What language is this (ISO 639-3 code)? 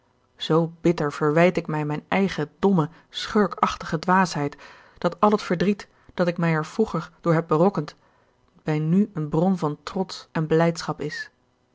nld